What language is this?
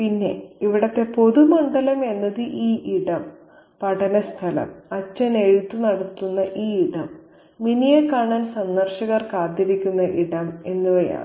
Malayalam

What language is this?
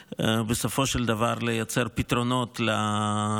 Hebrew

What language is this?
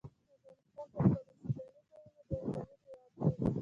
Pashto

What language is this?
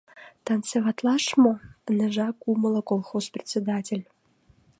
Mari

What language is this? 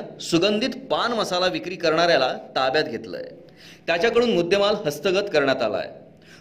Marathi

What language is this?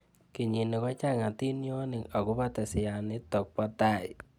Kalenjin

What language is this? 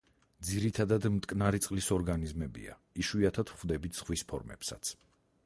Georgian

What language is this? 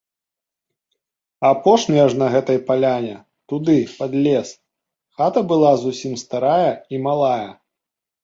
Belarusian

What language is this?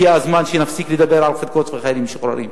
Hebrew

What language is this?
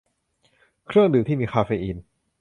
Thai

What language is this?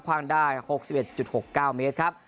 Thai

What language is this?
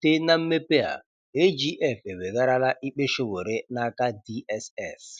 Igbo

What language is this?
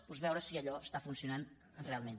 Catalan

